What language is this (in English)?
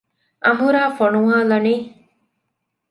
Divehi